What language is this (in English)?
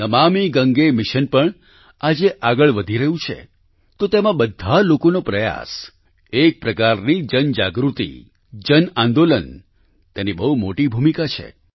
Gujarati